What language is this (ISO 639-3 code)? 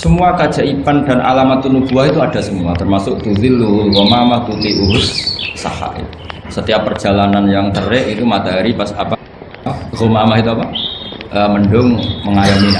ind